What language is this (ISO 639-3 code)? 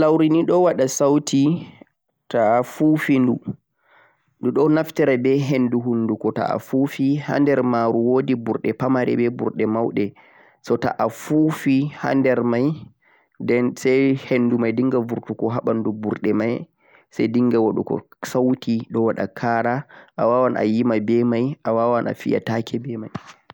fuq